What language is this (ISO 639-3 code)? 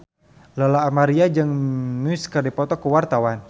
sun